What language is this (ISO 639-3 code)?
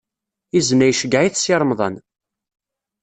kab